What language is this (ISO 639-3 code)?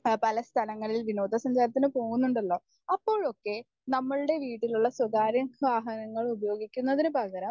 mal